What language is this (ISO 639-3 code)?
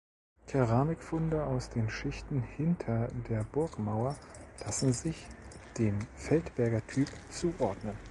deu